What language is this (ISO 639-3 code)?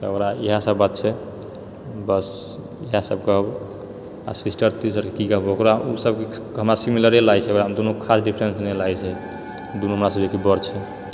mai